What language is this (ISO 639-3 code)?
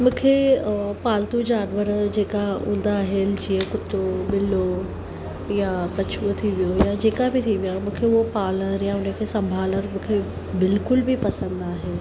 snd